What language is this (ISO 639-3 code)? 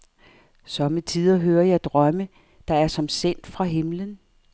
dan